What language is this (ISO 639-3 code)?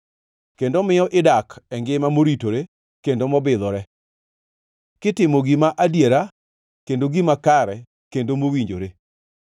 luo